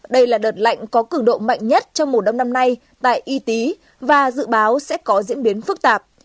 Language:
Vietnamese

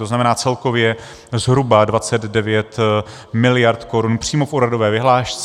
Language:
Czech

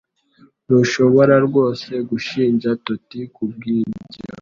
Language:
Kinyarwanda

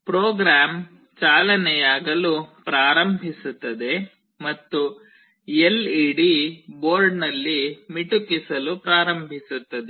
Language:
Kannada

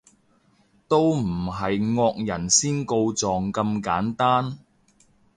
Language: Cantonese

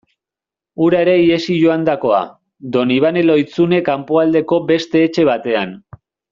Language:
Basque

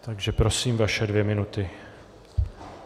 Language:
Czech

